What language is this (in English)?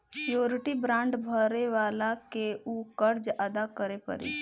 Bhojpuri